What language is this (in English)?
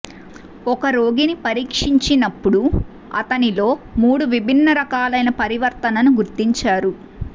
Telugu